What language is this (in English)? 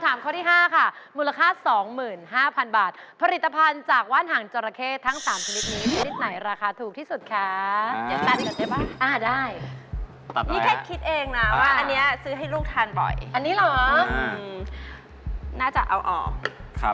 Thai